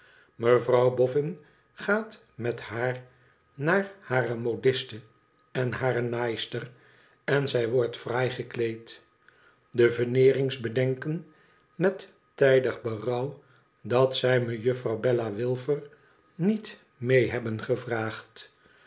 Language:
Dutch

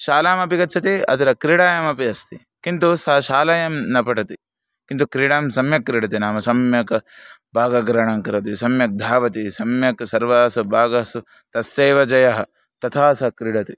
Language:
Sanskrit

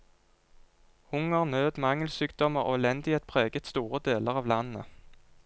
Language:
Norwegian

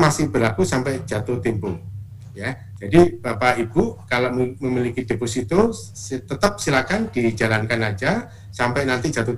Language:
Indonesian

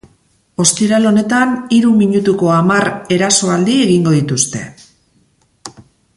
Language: Basque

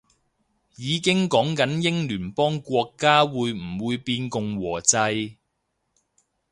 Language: Cantonese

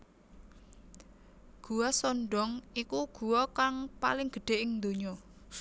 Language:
Javanese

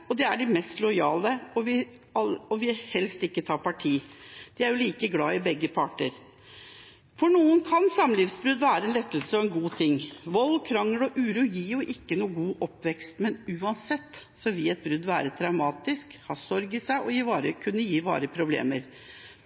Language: Norwegian Bokmål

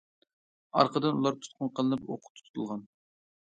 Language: Uyghur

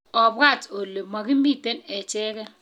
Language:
Kalenjin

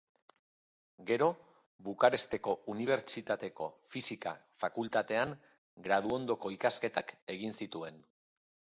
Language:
Basque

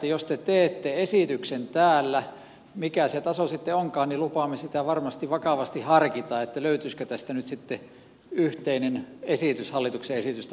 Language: Finnish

